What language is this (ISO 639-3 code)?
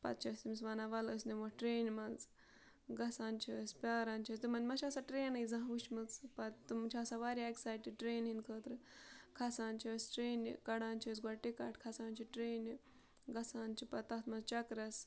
kas